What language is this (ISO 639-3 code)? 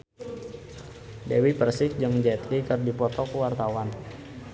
sun